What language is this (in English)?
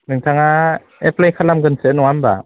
Bodo